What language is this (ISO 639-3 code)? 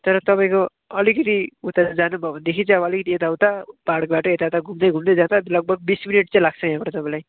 nep